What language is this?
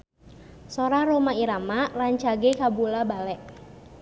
Sundanese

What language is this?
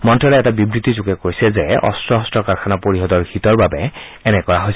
Assamese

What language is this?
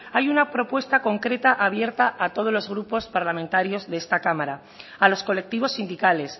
Spanish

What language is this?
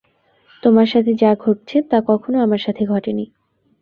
Bangla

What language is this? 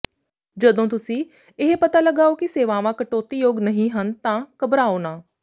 Punjabi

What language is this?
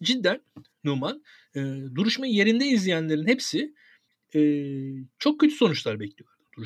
Turkish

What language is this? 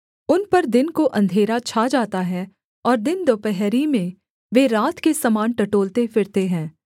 Hindi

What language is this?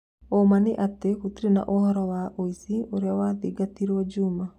Kikuyu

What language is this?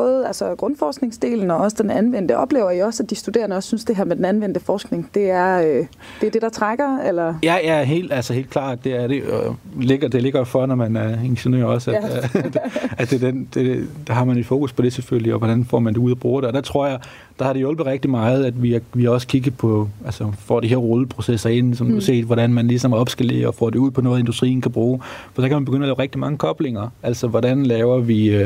Danish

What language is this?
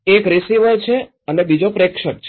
Gujarati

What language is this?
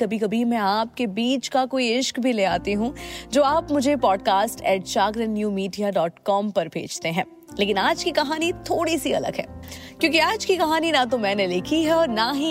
Hindi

